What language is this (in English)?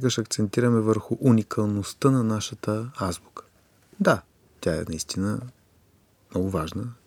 Bulgarian